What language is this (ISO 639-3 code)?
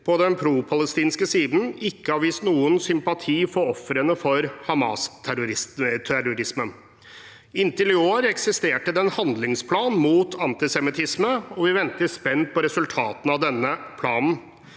nor